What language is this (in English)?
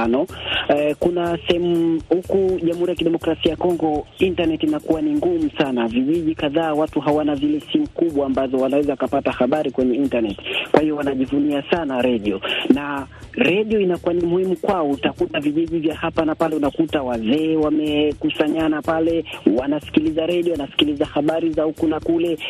Swahili